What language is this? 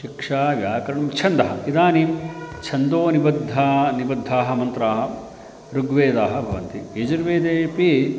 Sanskrit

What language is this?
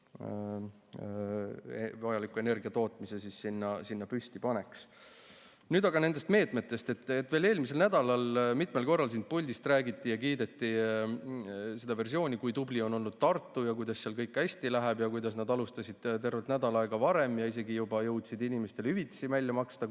Estonian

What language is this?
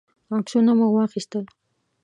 Pashto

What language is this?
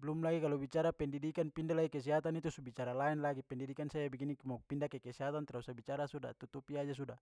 Papuan Malay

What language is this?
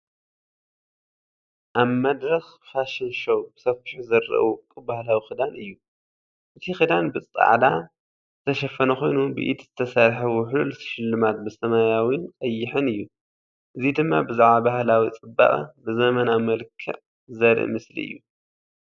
Tigrinya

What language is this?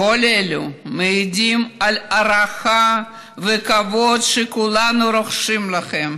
Hebrew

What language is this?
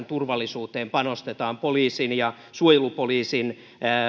Finnish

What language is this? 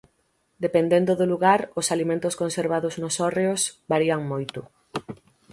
Galician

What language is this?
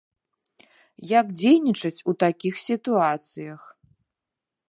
Belarusian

